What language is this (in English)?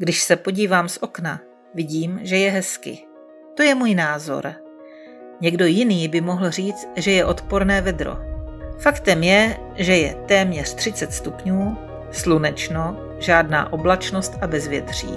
Czech